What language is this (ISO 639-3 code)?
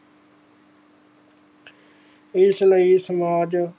pan